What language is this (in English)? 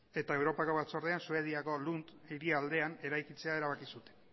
Basque